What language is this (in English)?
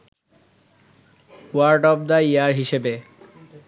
Bangla